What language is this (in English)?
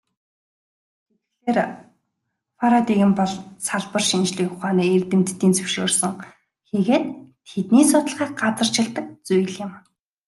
Mongolian